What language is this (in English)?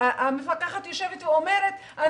Hebrew